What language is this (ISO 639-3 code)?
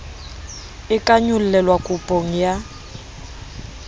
sot